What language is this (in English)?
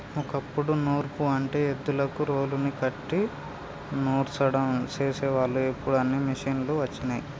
Telugu